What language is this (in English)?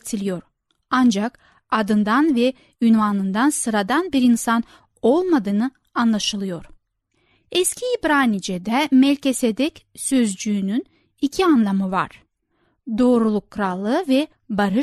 Turkish